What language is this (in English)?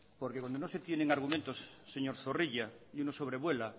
Spanish